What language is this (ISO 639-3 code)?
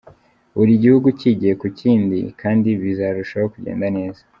kin